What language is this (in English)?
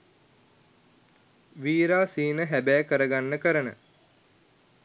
Sinhala